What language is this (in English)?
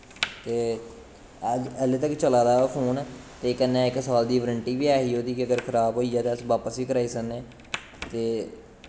Dogri